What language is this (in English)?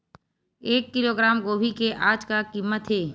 Chhattisgarhi